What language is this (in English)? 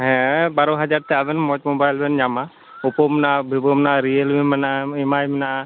Santali